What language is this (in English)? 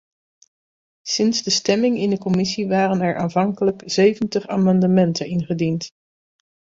Dutch